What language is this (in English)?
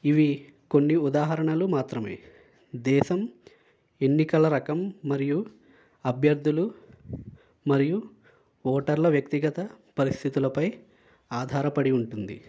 Telugu